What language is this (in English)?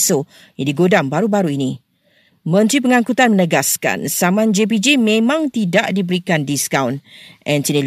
Malay